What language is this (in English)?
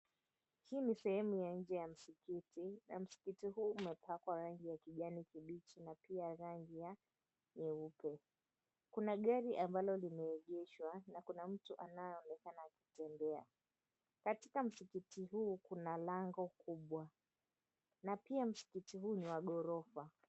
Swahili